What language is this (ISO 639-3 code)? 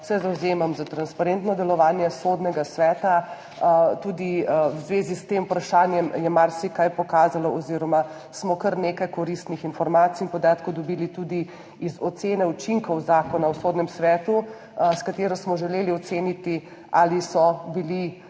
slv